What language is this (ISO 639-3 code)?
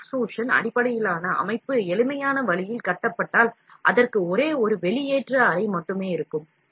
tam